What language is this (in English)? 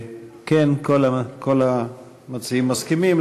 Hebrew